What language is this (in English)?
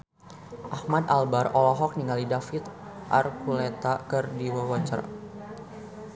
Sundanese